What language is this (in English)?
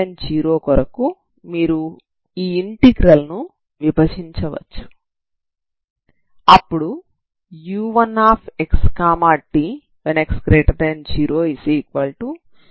Telugu